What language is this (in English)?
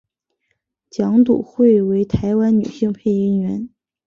Chinese